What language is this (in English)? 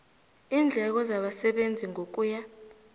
South Ndebele